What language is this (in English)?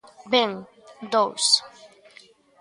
Galician